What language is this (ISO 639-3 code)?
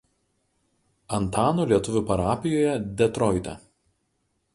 lit